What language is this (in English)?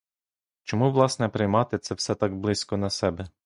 Ukrainian